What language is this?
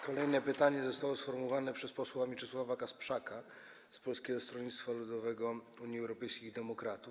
Polish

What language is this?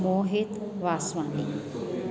Sindhi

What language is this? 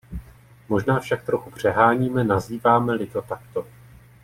Czech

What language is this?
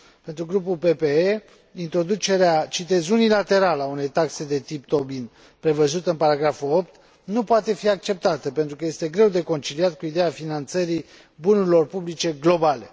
Romanian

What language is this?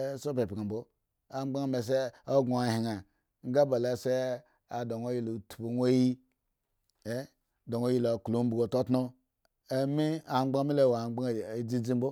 Eggon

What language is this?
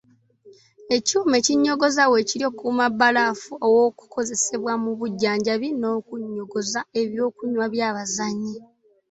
Ganda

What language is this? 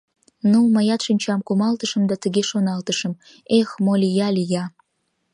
Mari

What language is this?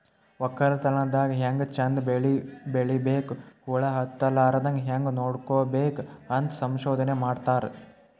Kannada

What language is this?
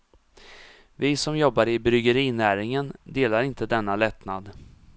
Swedish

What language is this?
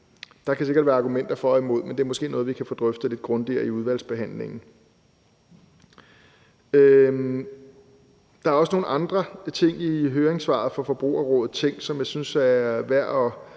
Danish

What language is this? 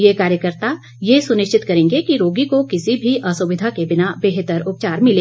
Hindi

